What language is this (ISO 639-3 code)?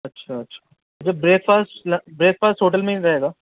urd